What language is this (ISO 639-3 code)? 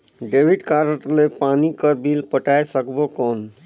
hne